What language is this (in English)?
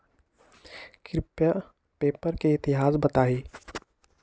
Magahi